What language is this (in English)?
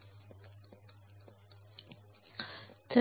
Marathi